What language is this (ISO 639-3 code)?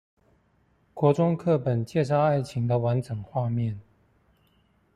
zho